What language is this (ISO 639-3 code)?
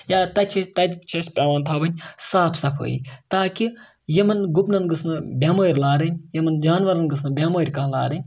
kas